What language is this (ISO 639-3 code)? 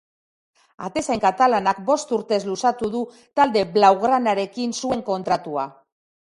eus